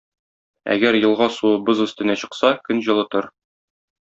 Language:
Tatar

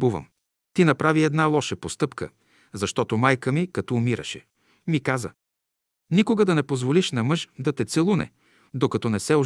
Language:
Bulgarian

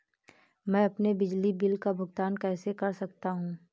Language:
Hindi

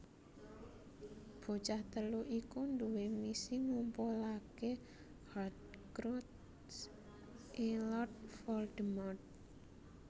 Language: Javanese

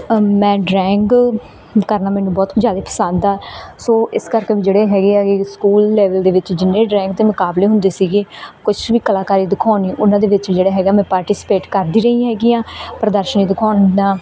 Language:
Punjabi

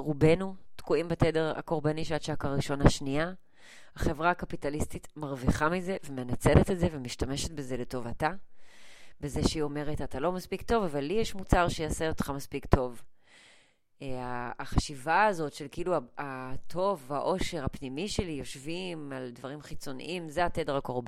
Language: Hebrew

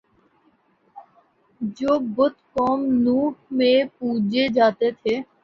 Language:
Urdu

